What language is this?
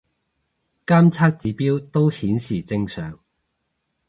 Cantonese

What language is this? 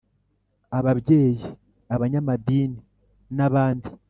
Kinyarwanda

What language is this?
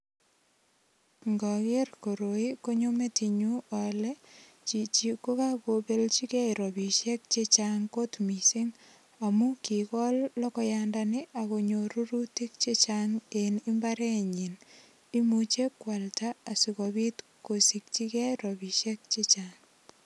Kalenjin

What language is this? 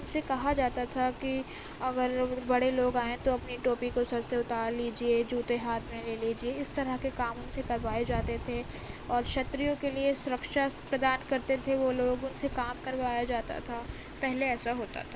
Urdu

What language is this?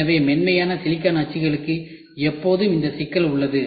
Tamil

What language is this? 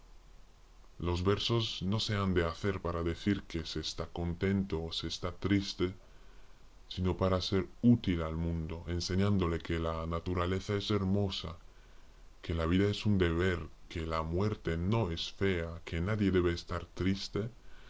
Spanish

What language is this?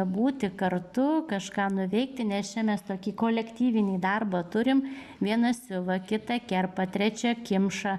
Lithuanian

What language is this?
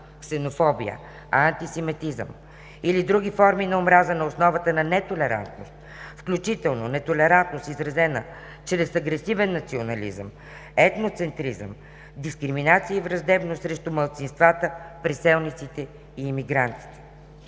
Bulgarian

